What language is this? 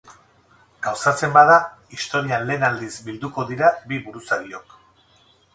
Basque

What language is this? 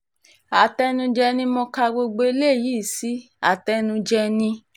Yoruba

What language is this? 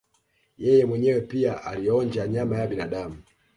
Swahili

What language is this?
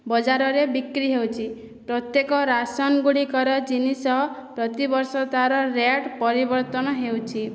Odia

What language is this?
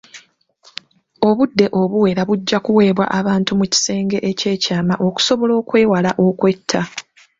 Ganda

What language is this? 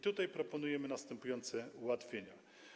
Polish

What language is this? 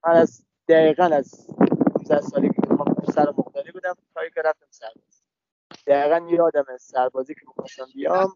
Persian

